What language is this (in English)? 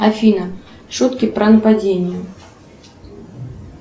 Russian